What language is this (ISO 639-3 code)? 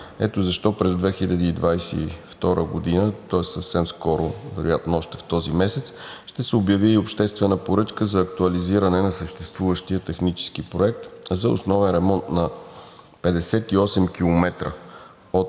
bul